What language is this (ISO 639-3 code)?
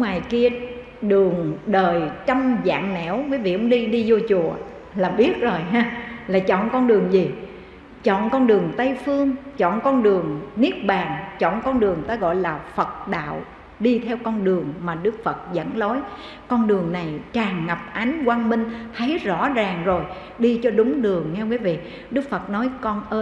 vie